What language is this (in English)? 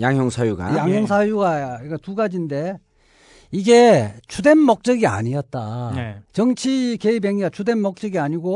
Korean